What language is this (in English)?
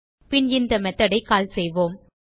Tamil